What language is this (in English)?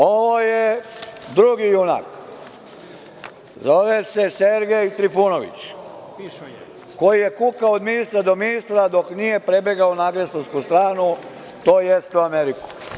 Serbian